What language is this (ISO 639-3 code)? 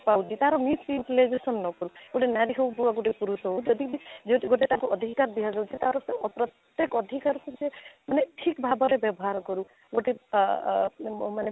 ori